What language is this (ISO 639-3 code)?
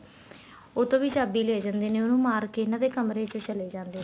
pan